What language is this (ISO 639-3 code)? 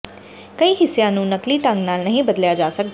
pan